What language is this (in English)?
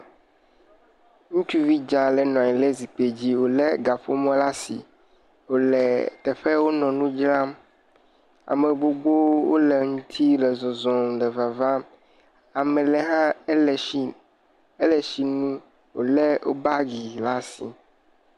Ewe